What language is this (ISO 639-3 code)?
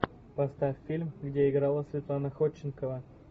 rus